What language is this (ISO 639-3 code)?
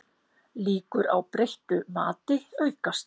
isl